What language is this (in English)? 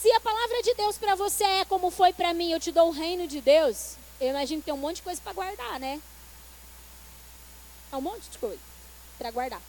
Portuguese